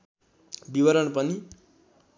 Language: Nepali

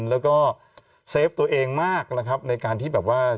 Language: Thai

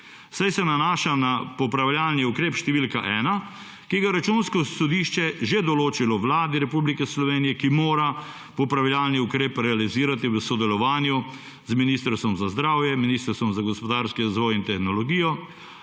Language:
Slovenian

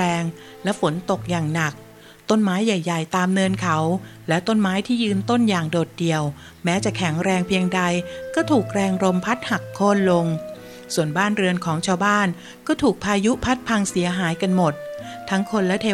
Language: Thai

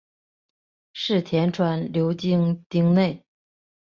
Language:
Chinese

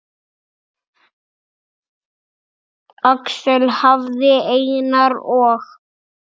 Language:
Icelandic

